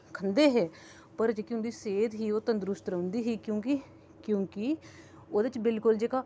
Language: Dogri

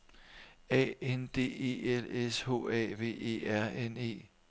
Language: Danish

